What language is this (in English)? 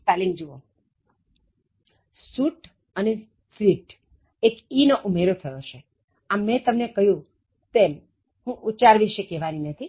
Gujarati